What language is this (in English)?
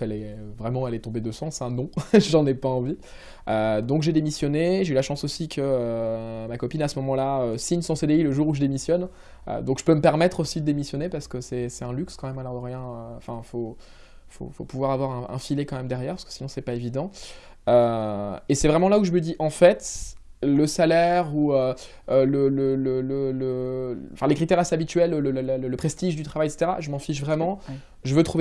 French